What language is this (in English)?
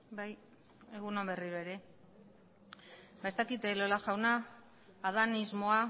Basque